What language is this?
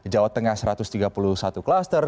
Indonesian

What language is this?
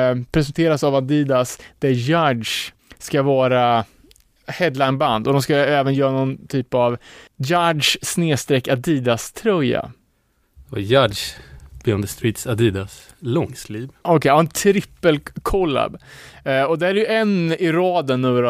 Swedish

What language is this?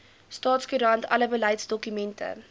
Afrikaans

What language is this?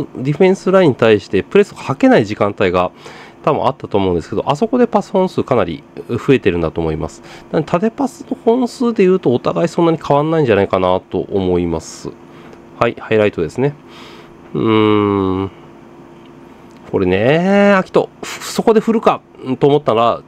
Japanese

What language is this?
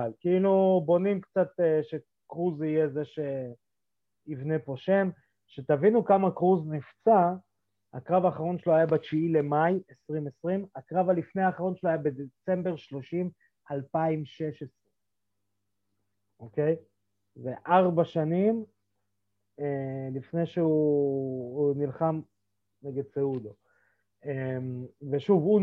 Hebrew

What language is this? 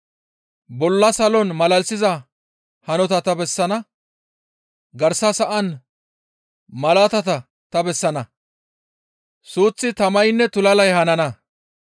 Gamo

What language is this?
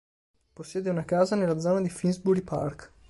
Italian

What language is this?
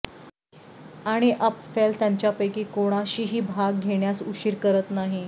Marathi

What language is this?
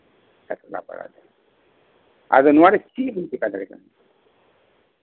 Santali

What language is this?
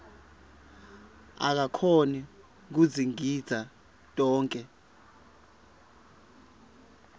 Swati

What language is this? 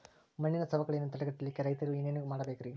Kannada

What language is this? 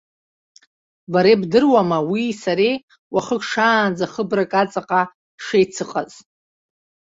Abkhazian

